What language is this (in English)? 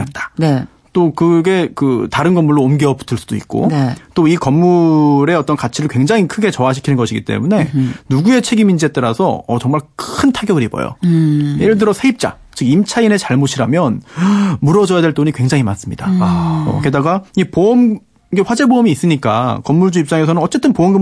Korean